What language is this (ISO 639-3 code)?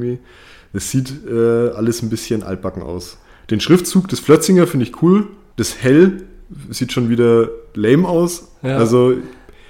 deu